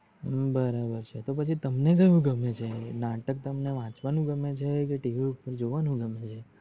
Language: Gujarati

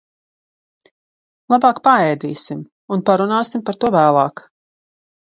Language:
Latvian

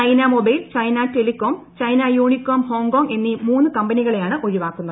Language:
Malayalam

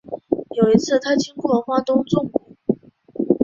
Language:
Chinese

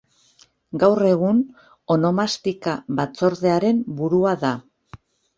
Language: Basque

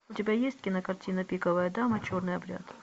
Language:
Russian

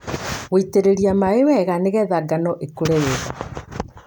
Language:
Kikuyu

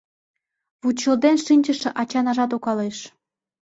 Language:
Mari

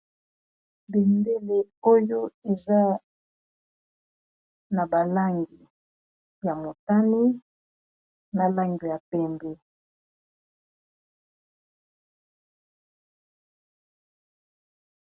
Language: Lingala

